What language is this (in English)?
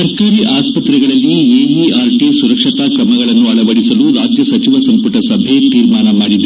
Kannada